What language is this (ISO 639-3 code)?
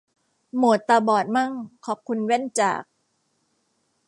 tha